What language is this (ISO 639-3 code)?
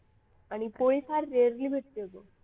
mar